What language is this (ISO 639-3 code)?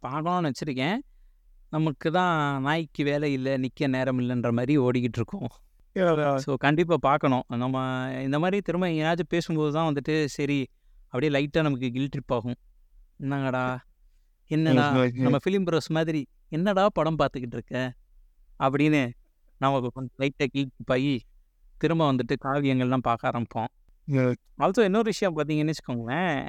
tam